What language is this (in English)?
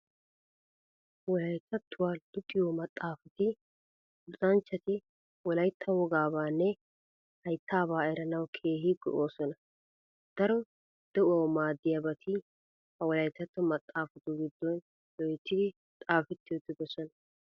Wolaytta